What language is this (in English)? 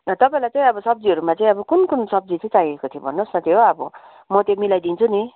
Nepali